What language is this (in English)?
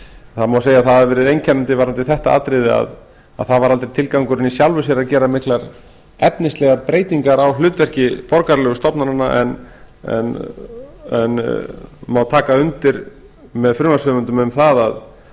Icelandic